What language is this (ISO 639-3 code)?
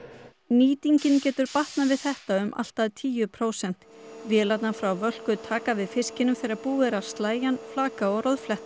isl